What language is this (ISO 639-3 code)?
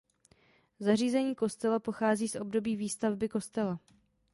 ces